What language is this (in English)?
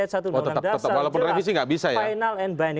Indonesian